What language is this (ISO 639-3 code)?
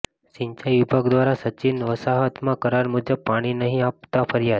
guj